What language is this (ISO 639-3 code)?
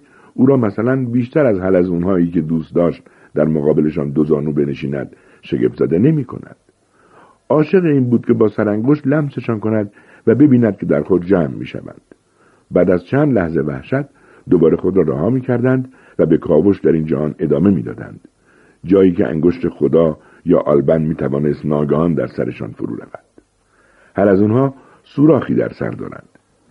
fas